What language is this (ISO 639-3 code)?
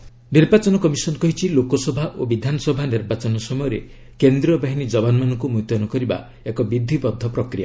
ori